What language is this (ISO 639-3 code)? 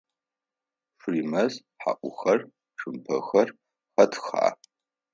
ady